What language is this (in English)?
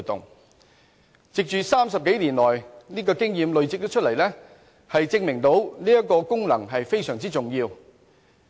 Cantonese